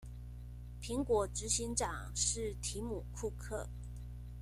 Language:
Chinese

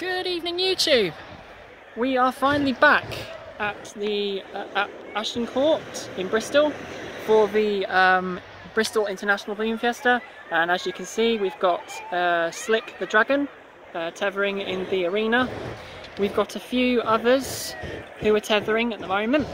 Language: English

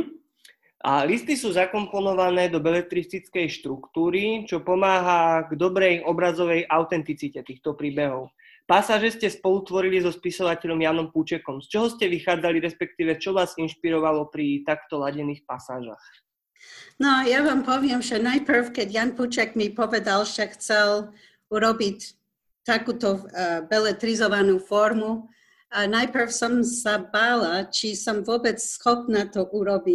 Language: Slovak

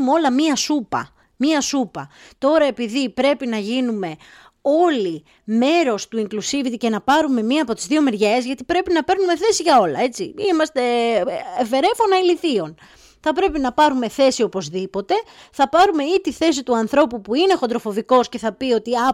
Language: Greek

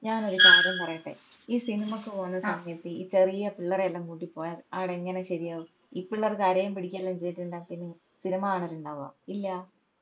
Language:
Malayalam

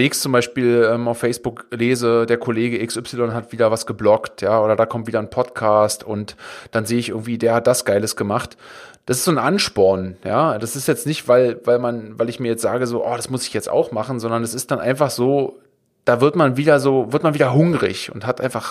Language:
German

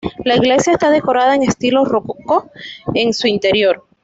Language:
Spanish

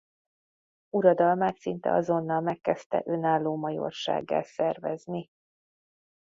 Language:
Hungarian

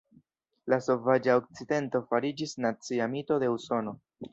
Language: Esperanto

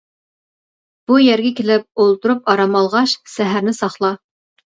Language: Uyghur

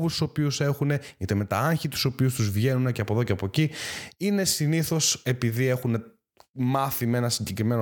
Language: Greek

